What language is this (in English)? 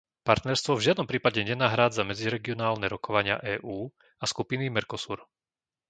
Slovak